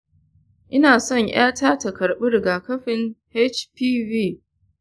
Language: Hausa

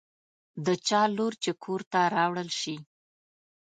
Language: Pashto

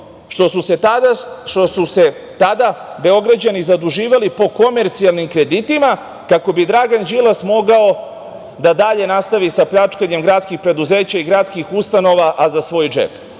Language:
Serbian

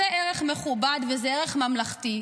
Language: Hebrew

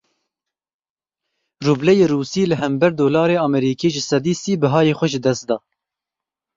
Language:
Kurdish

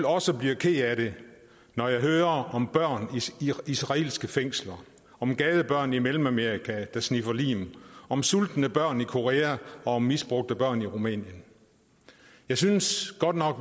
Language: Danish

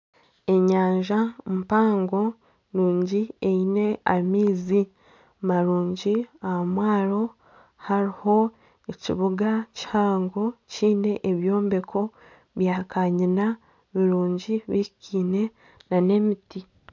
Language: Nyankole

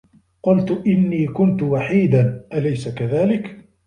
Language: Arabic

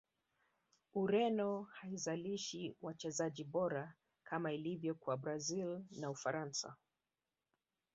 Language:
Swahili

